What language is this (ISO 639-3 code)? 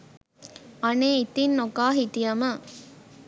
sin